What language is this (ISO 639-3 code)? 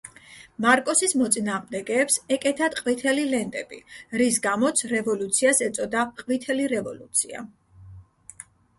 kat